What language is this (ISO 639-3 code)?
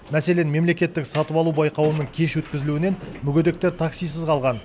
kaz